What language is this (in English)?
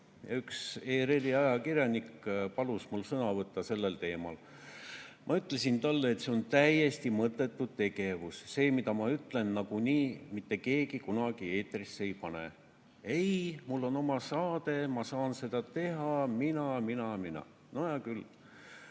Estonian